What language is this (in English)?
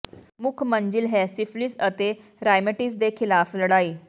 Punjabi